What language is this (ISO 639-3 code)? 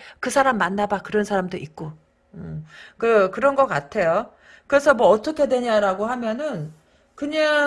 kor